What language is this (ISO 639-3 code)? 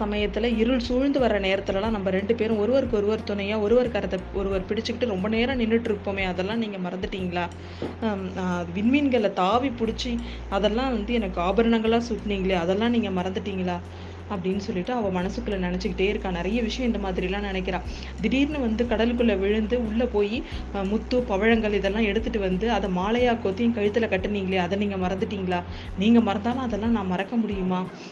tam